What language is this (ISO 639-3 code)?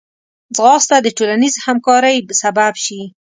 pus